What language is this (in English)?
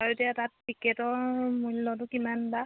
Assamese